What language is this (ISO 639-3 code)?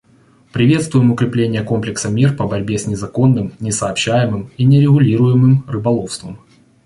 rus